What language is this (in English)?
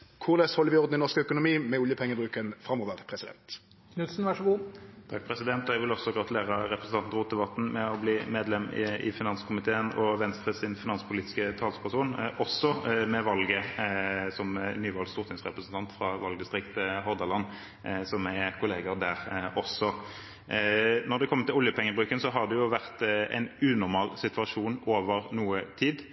Norwegian